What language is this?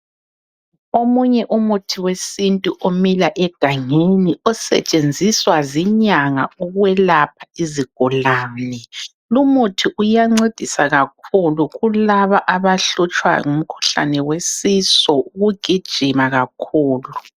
North Ndebele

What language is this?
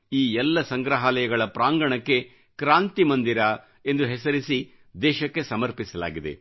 Kannada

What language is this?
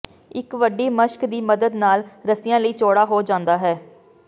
Punjabi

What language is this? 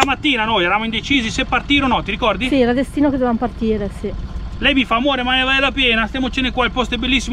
Italian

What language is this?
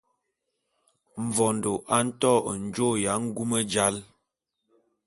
Bulu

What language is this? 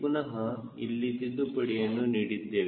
Kannada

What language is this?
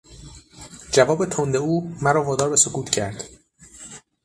Persian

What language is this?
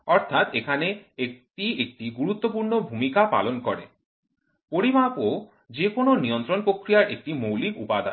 Bangla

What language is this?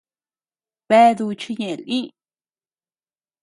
Tepeuxila Cuicatec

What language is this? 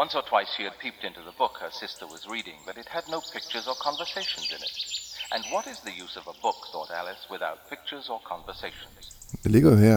Danish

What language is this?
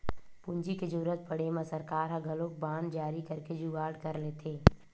Chhattisgarhi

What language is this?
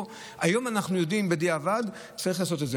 Hebrew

